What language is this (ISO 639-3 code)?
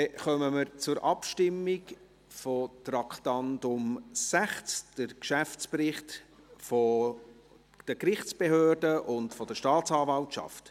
gsw